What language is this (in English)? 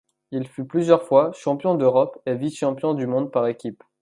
French